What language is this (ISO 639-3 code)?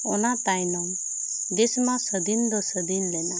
sat